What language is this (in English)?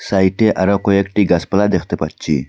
Bangla